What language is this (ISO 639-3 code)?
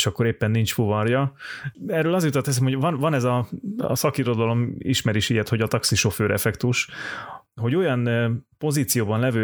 hun